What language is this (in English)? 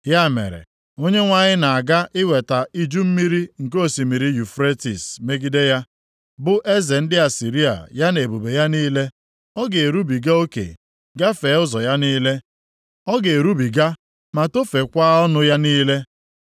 Igbo